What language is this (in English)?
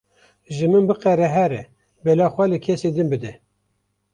Kurdish